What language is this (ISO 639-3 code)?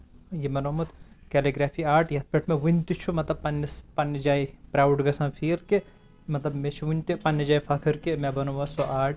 kas